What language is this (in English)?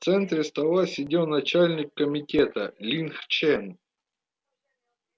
Russian